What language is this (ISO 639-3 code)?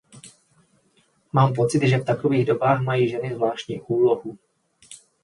ces